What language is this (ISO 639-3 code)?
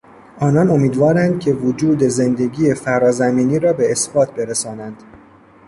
fas